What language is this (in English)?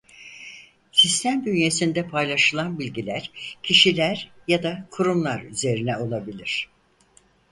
Turkish